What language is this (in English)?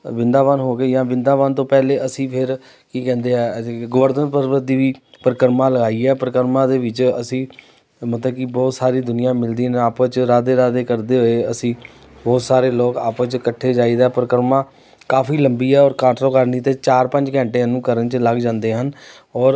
Punjabi